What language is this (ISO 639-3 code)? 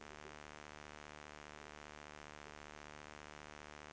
swe